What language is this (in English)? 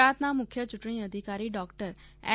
Gujarati